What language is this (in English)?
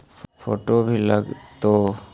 Magahi